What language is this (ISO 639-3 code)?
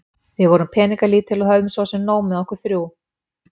isl